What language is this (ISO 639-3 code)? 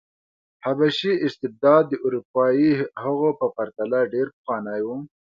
pus